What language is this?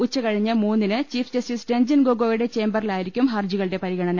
Malayalam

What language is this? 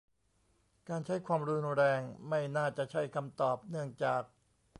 Thai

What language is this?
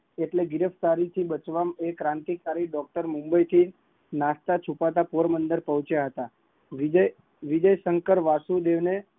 Gujarati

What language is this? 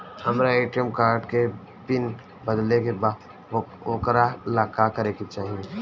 Bhojpuri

